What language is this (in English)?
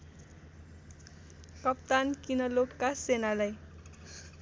Nepali